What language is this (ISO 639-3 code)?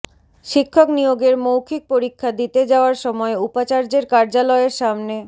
ben